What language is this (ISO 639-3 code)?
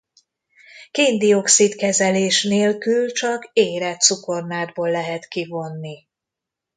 hun